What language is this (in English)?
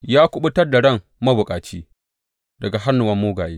Hausa